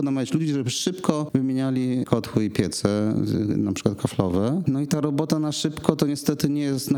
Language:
Polish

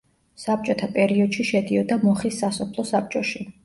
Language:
Georgian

